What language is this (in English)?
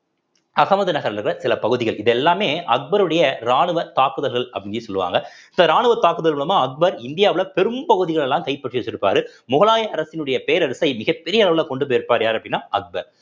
Tamil